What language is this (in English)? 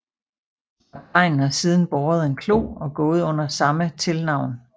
Danish